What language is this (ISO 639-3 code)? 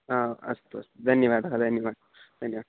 san